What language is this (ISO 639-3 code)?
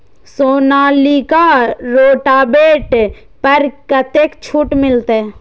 mai